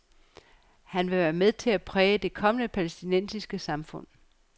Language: Danish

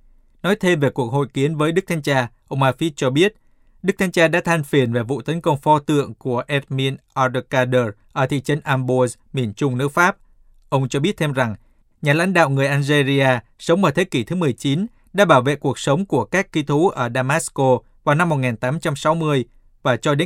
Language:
Vietnamese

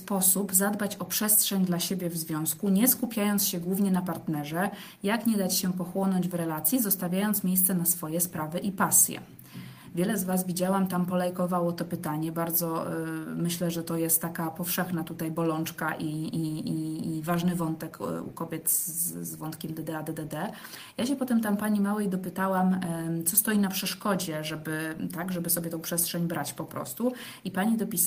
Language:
Polish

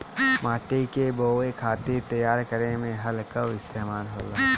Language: Bhojpuri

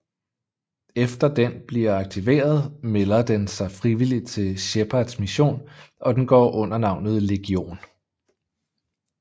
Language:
Danish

